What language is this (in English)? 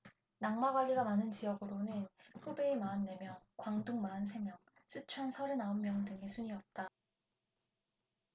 Korean